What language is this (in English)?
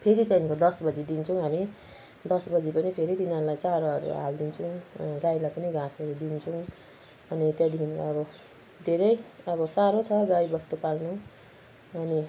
Nepali